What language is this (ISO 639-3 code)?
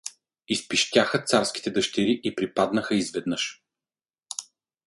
bul